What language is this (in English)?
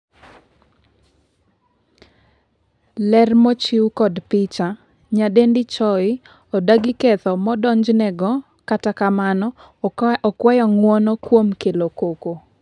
Luo (Kenya and Tanzania)